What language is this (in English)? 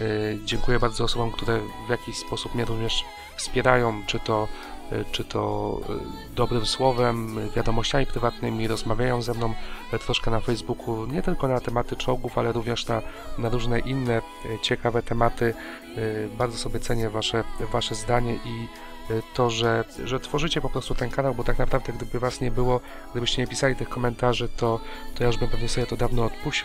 Polish